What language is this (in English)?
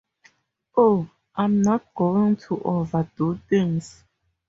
English